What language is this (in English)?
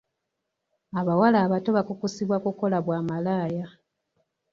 Ganda